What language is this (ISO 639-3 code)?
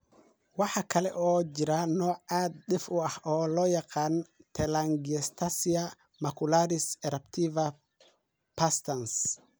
som